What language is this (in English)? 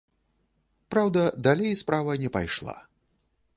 Belarusian